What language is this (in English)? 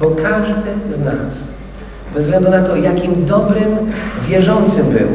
Polish